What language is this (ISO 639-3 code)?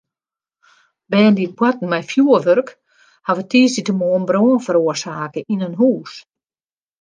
fry